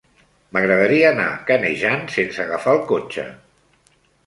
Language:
Catalan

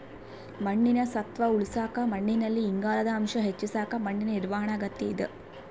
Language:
Kannada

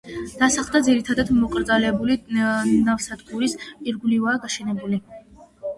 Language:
Georgian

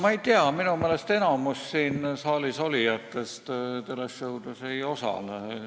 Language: Estonian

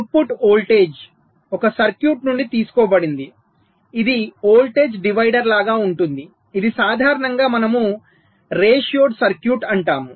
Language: Telugu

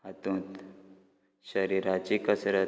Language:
Konkani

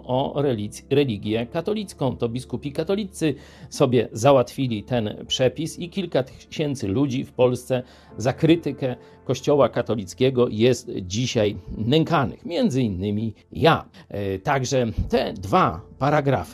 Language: Polish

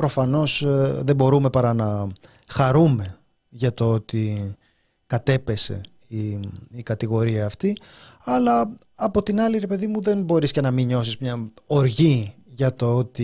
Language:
Greek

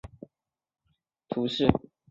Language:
Chinese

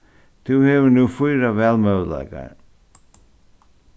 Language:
Faroese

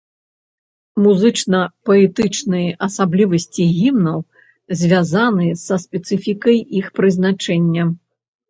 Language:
Belarusian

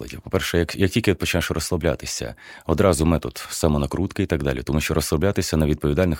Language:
Ukrainian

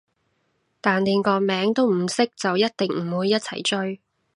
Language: Cantonese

